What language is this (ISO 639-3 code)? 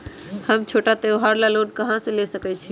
mag